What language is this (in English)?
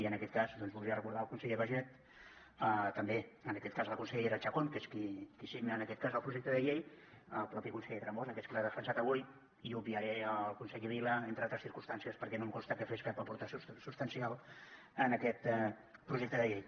Catalan